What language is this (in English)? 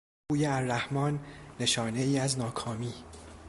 Persian